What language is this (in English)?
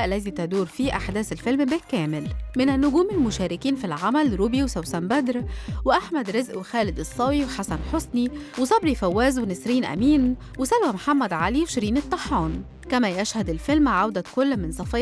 Arabic